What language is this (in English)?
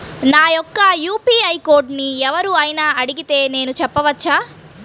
Telugu